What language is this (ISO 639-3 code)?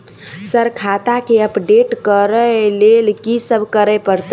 mai